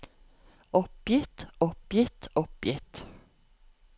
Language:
Norwegian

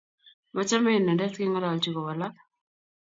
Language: Kalenjin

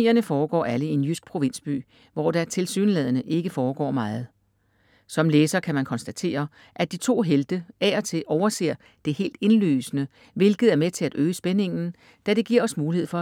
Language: Danish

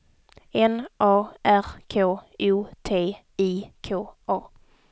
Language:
Swedish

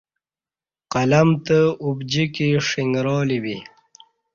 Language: Kati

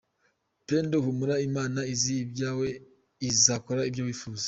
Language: Kinyarwanda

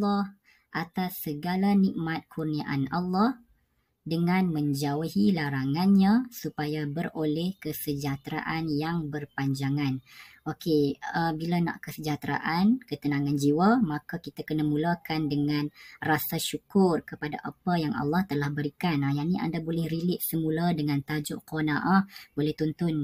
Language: Malay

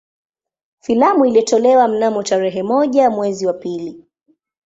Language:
Swahili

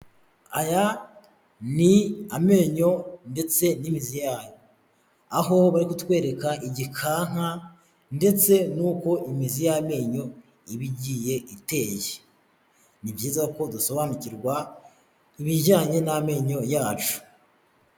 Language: Kinyarwanda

